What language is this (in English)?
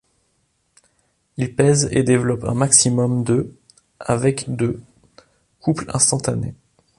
French